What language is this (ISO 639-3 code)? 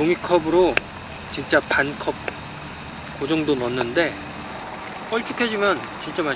kor